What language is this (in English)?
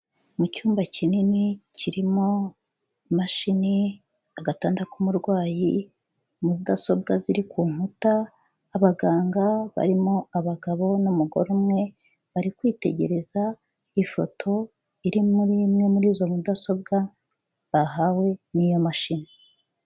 Kinyarwanda